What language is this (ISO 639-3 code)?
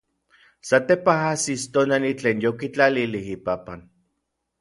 nlv